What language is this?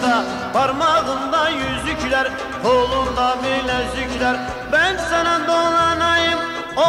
Turkish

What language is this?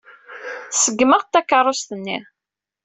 Kabyle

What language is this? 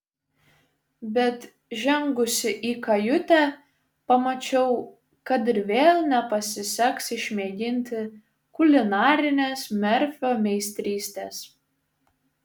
Lithuanian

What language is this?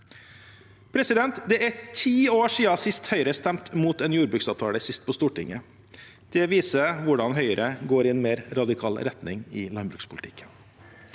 Norwegian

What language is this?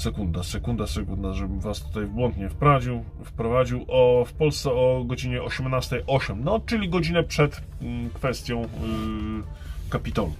Polish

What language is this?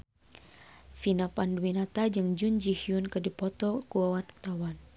Sundanese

